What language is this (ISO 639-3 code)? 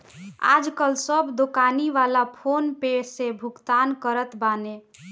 bho